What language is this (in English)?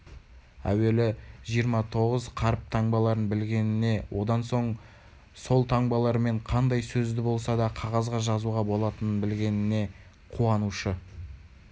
Kazakh